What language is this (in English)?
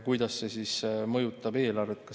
Estonian